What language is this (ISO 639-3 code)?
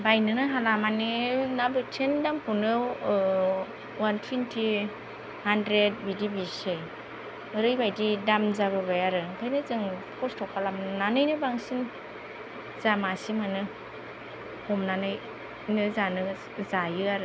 brx